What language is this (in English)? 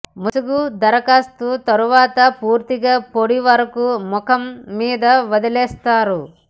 Telugu